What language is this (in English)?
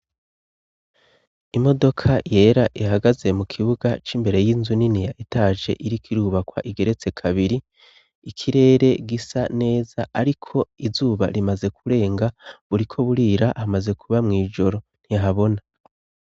Rundi